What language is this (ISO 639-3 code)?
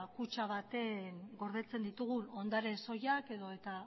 eus